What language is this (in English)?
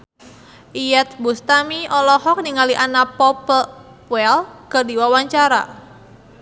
Sundanese